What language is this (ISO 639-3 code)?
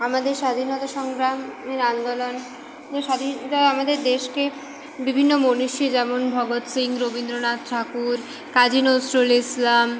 ben